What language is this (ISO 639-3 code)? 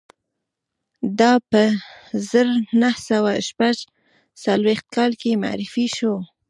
pus